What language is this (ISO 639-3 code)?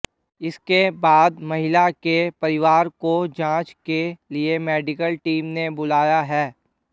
hin